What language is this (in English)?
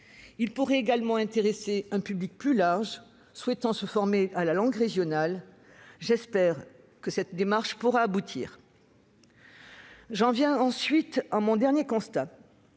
French